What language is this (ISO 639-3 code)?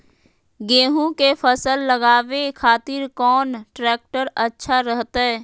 mag